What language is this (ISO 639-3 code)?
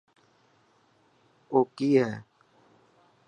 mki